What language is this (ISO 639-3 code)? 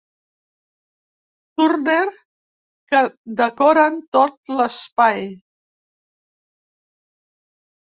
cat